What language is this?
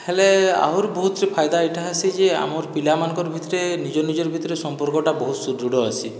Odia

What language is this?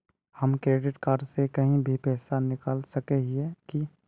Magahi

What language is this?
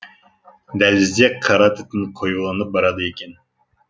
Kazakh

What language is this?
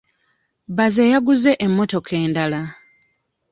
Ganda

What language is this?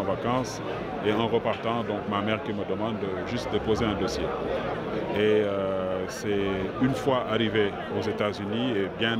French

